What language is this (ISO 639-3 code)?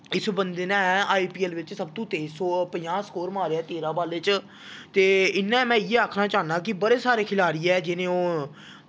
doi